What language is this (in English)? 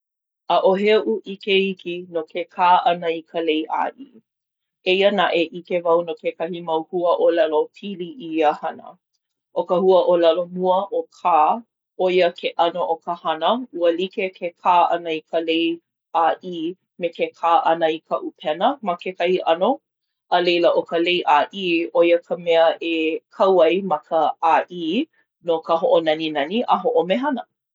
Hawaiian